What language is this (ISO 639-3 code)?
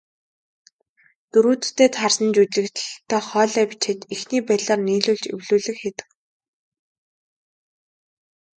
mon